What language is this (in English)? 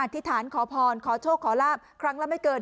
Thai